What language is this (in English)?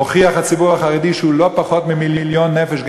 Hebrew